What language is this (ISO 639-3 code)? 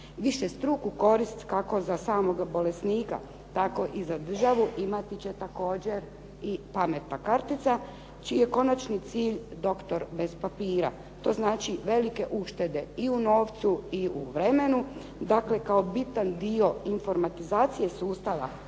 hrv